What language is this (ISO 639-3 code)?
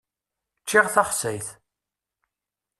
kab